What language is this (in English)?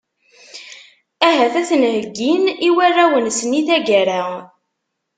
Kabyle